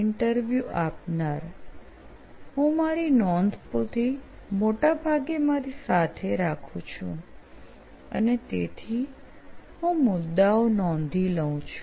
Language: Gujarati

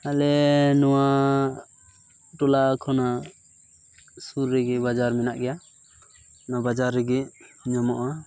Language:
Santali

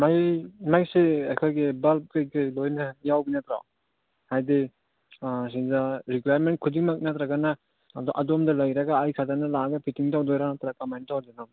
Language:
Manipuri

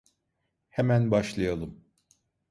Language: Turkish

